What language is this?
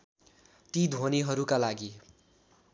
Nepali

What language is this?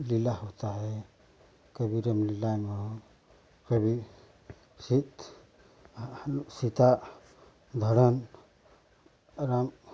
Hindi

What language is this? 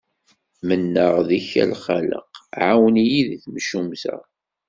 Kabyle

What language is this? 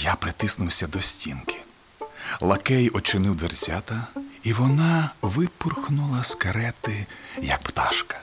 Ukrainian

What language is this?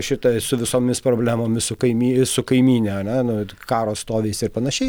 Lithuanian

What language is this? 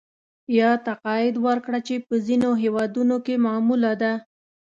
Pashto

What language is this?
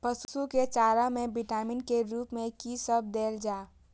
Maithili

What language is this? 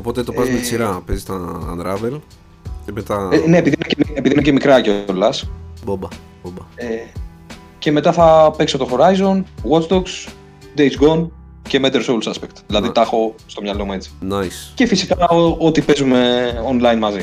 Greek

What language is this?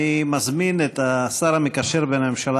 Hebrew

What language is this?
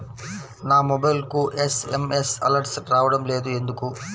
Telugu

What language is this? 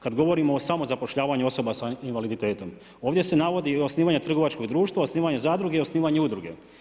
Croatian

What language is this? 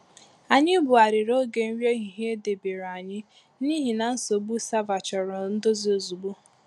Igbo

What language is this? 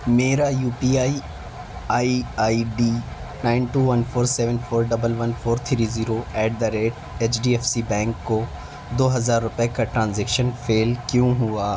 Urdu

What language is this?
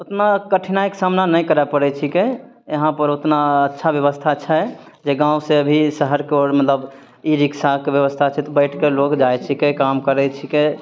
Maithili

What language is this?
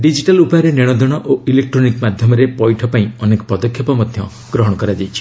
Odia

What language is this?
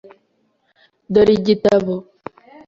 Kinyarwanda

